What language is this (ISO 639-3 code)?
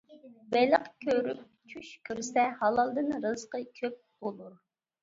uig